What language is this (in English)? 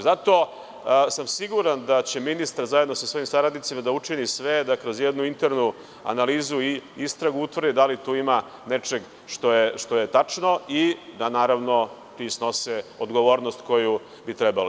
Serbian